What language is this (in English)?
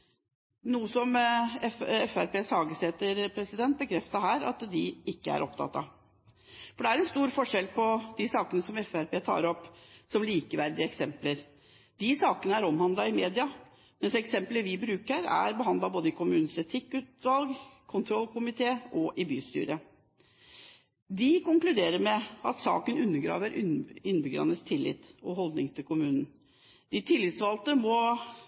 Norwegian Bokmål